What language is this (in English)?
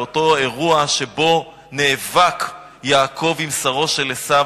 Hebrew